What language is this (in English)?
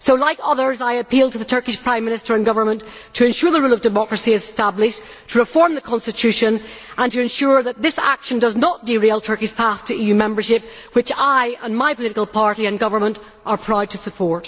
English